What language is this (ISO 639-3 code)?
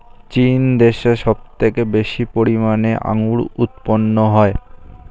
ben